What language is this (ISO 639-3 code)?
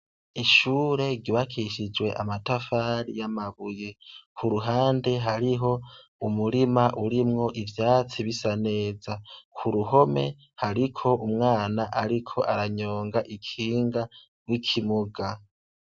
run